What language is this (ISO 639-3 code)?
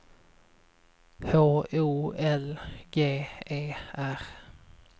swe